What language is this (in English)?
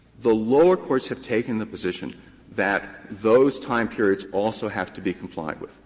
English